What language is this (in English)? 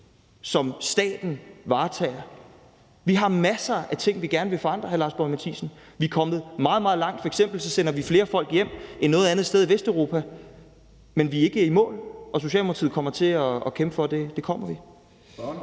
Danish